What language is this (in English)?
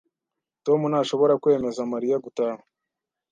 Kinyarwanda